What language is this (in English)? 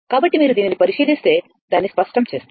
Telugu